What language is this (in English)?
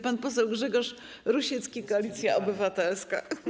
Polish